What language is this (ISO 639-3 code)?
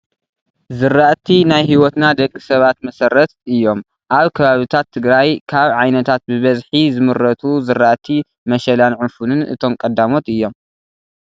tir